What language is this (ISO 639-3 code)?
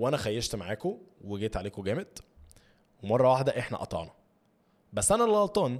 ara